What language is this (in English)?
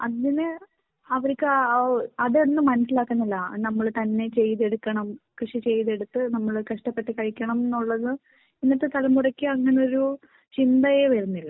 Malayalam